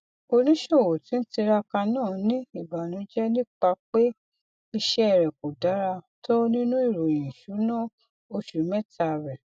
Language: Yoruba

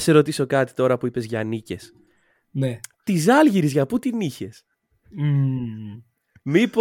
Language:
Greek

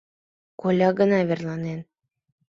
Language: Mari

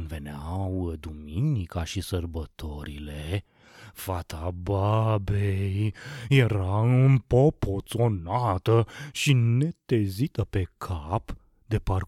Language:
Romanian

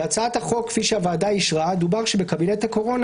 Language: Hebrew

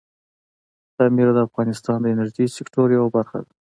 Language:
Pashto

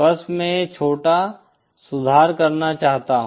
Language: Hindi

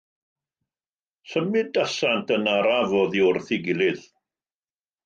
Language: Welsh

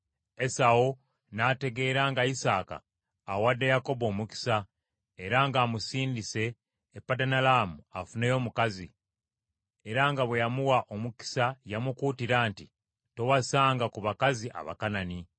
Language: Ganda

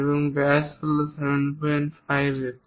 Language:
Bangla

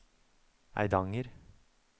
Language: Norwegian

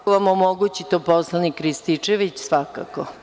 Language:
Serbian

